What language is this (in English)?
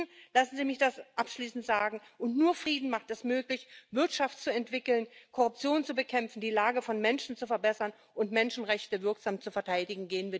German